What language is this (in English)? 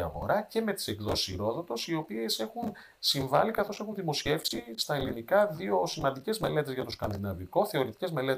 Greek